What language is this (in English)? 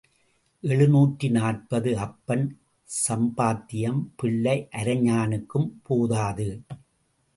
Tamil